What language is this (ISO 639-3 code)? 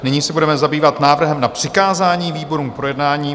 ces